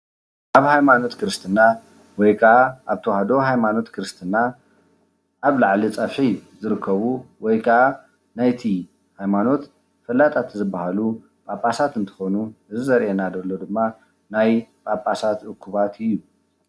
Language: Tigrinya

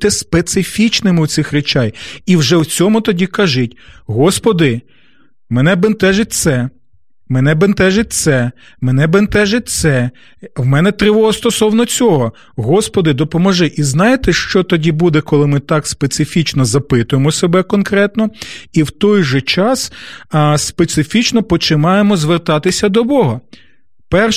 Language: Ukrainian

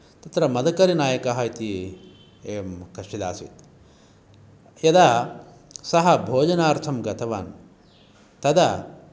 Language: Sanskrit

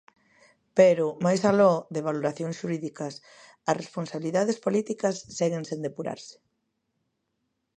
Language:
Galician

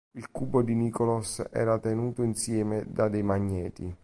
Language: Italian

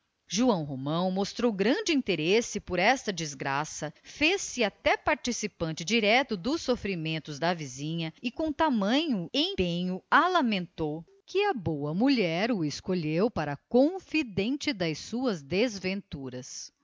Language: Portuguese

